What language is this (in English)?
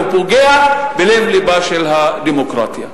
Hebrew